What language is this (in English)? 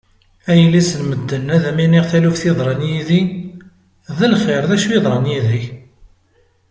Kabyle